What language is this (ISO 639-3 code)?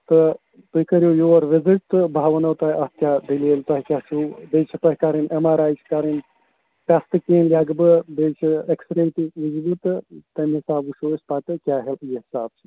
kas